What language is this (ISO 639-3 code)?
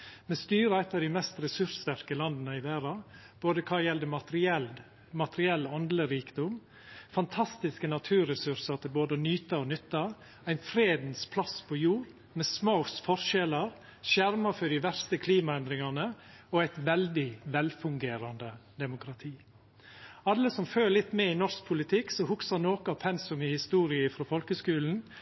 nno